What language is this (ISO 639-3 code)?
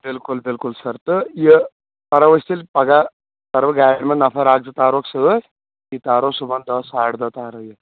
kas